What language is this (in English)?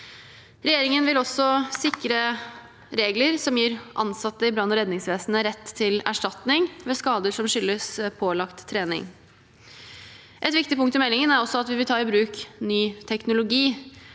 Norwegian